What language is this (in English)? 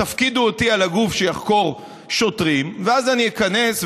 Hebrew